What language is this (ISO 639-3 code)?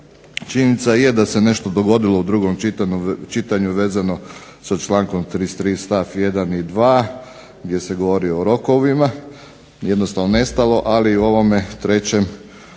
hrv